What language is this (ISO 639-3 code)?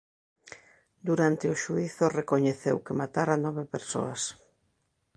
glg